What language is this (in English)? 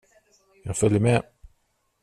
Swedish